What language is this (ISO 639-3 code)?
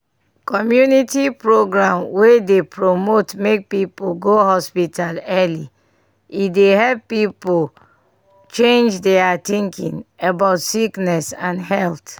pcm